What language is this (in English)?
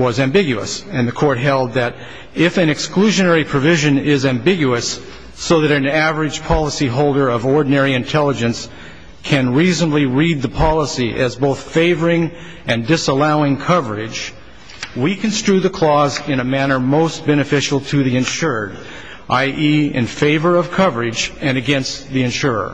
English